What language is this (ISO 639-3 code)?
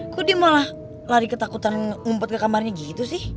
ind